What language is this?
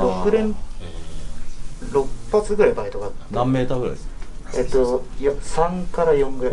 Japanese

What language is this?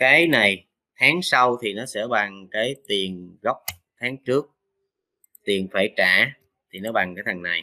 Vietnamese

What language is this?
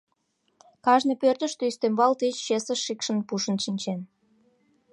Mari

